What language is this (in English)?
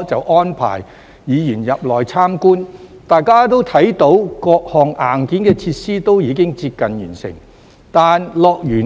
Cantonese